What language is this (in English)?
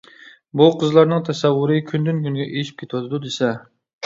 Uyghur